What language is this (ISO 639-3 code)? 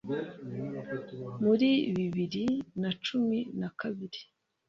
kin